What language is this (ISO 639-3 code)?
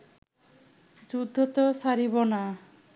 ben